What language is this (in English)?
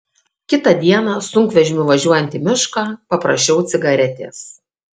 Lithuanian